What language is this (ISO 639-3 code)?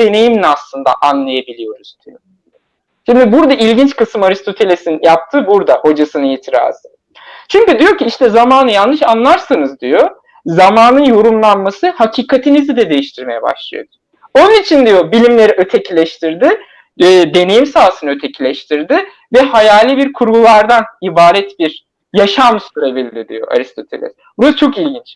tur